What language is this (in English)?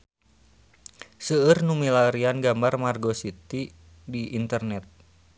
Sundanese